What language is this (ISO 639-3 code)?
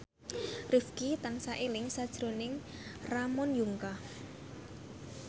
jav